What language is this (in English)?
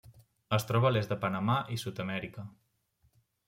Catalan